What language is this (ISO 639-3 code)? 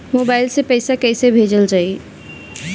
bho